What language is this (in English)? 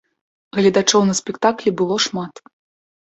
Belarusian